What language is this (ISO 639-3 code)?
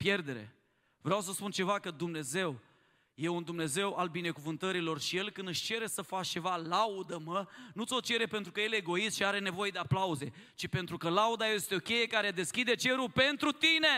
ron